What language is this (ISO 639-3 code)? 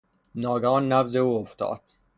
fas